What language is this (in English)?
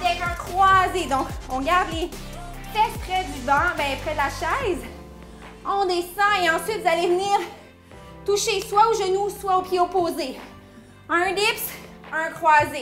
French